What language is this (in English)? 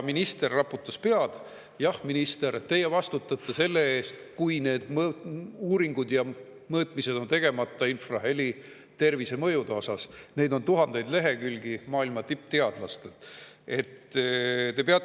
Estonian